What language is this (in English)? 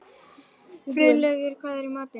Icelandic